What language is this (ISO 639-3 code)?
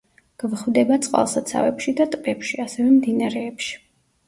kat